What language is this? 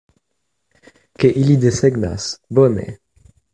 Esperanto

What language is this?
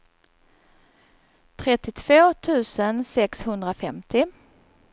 Swedish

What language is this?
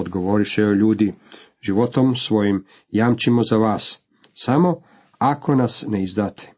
Croatian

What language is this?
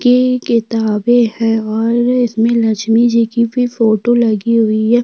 Hindi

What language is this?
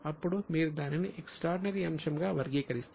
Telugu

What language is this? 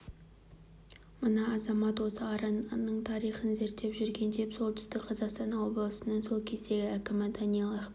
Kazakh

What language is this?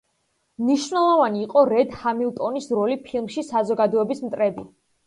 Georgian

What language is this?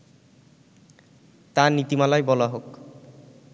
Bangla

